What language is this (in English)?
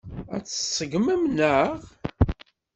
Kabyle